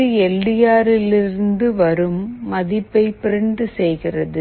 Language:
Tamil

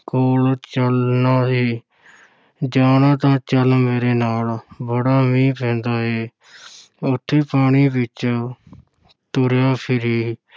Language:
Punjabi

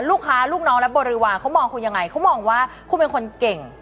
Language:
Thai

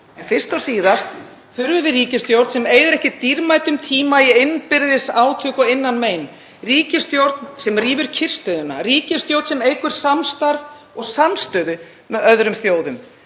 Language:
Icelandic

